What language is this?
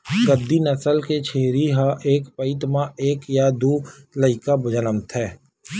Chhattisgarhi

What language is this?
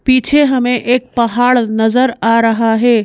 Hindi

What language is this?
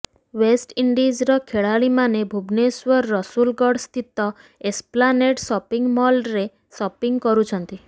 Odia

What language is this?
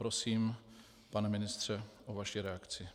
Czech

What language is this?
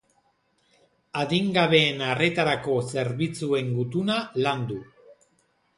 Basque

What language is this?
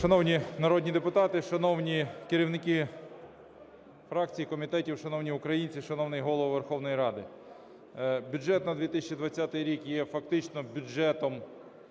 Ukrainian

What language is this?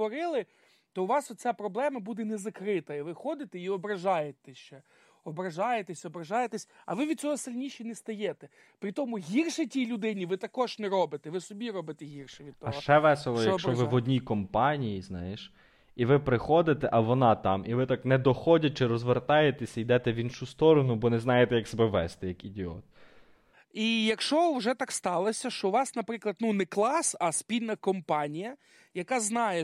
Ukrainian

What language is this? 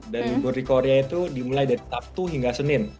Indonesian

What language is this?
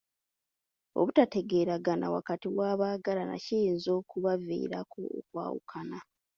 Ganda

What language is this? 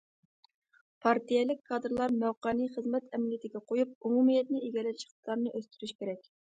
Uyghur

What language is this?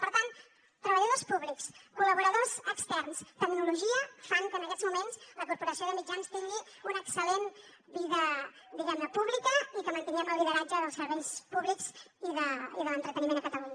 Catalan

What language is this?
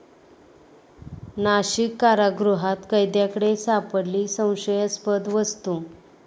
Marathi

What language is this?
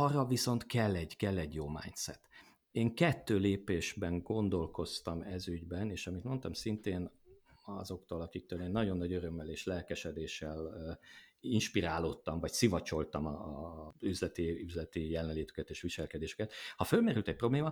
Hungarian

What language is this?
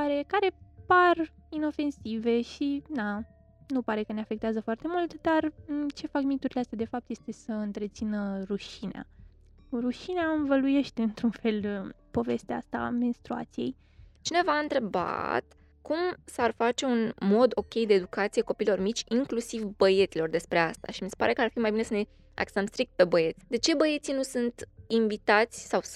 Romanian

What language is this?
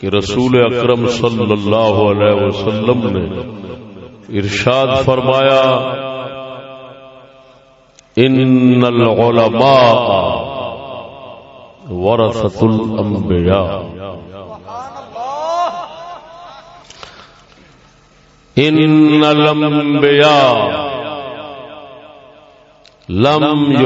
Urdu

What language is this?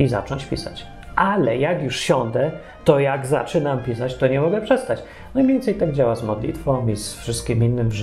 Polish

